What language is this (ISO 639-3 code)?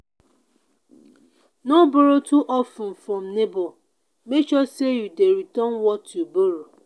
pcm